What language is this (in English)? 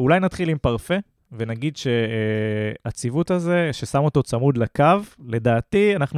Hebrew